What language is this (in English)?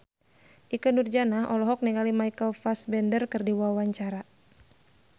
Sundanese